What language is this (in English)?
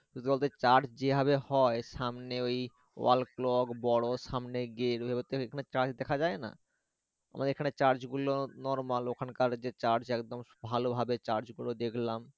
Bangla